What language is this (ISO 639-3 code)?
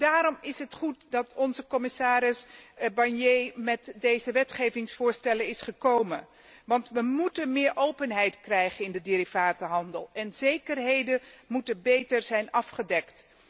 nld